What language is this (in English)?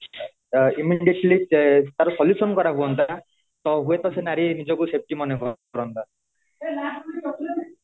Odia